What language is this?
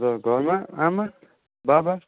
Nepali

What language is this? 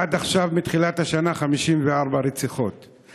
Hebrew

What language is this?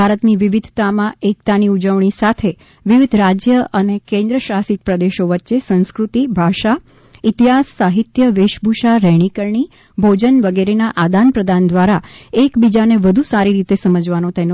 Gujarati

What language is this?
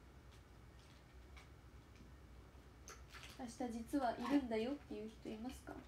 Japanese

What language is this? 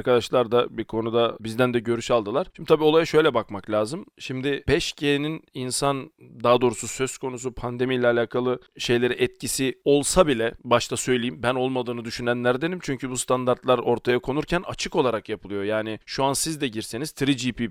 Turkish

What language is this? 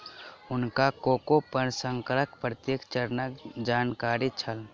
Maithili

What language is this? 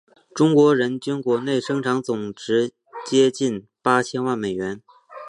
Chinese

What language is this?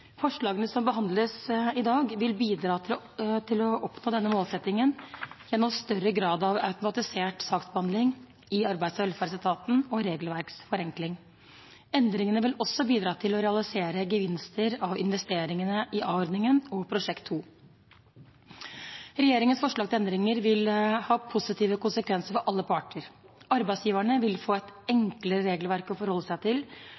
Norwegian Bokmål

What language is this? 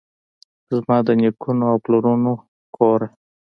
Pashto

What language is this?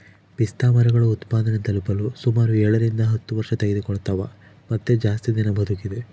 Kannada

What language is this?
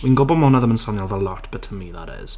Welsh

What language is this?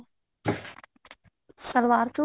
Punjabi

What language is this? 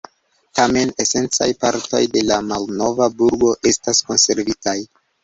Esperanto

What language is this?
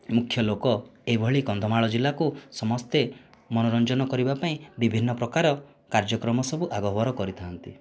Odia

